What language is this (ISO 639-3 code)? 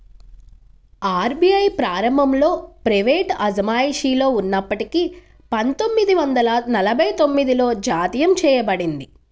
tel